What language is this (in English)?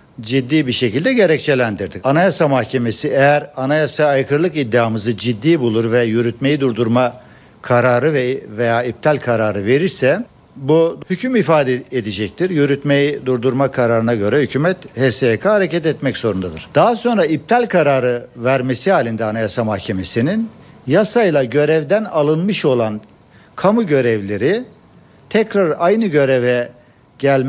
Turkish